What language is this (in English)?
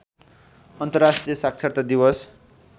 Nepali